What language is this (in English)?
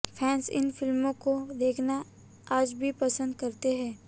Hindi